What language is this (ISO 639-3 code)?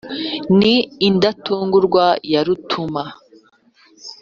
kin